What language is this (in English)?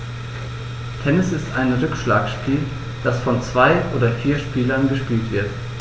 German